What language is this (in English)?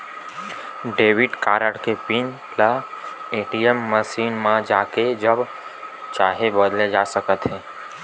Chhattisgarhi